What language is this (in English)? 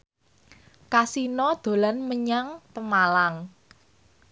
Javanese